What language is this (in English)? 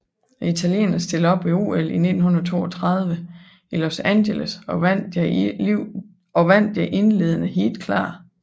Danish